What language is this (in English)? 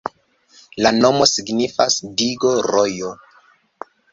Esperanto